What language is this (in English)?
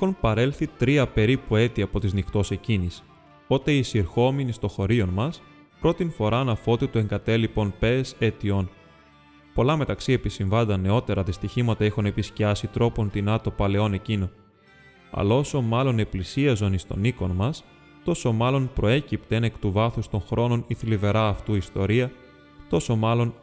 Greek